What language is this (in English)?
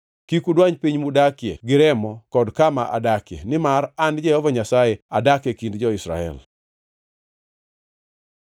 Luo (Kenya and Tanzania)